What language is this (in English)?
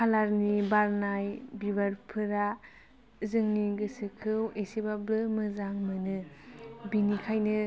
Bodo